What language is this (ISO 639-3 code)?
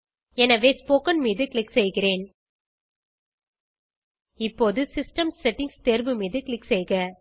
tam